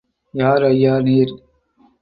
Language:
Tamil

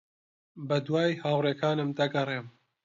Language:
Central Kurdish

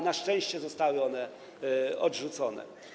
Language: Polish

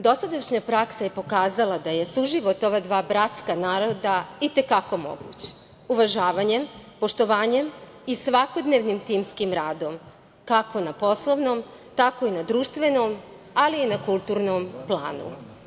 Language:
Serbian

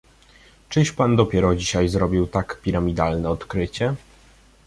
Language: Polish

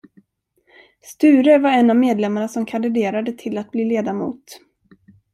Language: Swedish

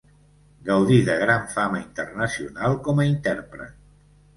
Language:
Catalan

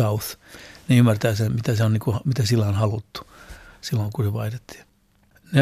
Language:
Finnish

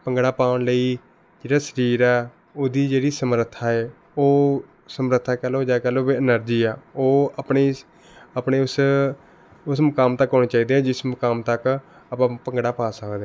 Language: Punjabi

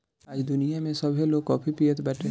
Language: Bhojpuri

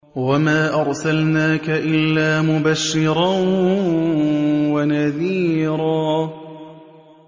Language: Arabic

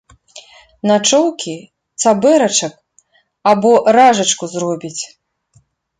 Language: Belarusian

